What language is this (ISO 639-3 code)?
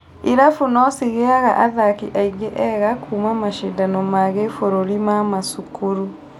kik